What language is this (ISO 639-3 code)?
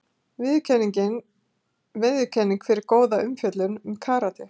isl